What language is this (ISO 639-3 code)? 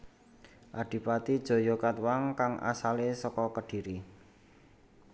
jav